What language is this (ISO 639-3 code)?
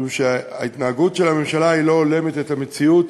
heb